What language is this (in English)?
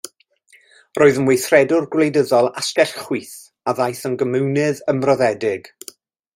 Welsh